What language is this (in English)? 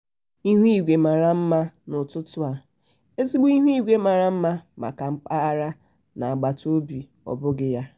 Igbo